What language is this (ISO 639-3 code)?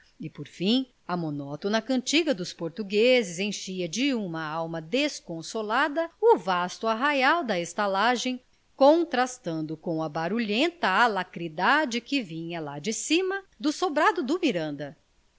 por